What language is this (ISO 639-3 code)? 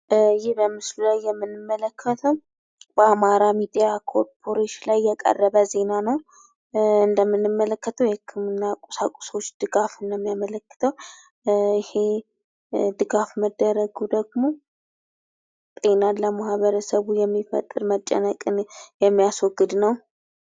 amh